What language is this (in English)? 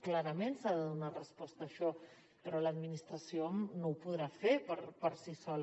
Catalan